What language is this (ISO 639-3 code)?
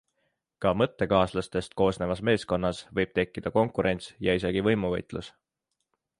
est